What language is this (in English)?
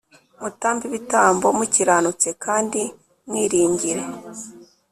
Kinyarwanda